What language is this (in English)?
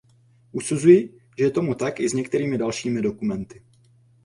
Czech